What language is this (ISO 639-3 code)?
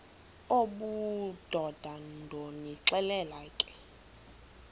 xho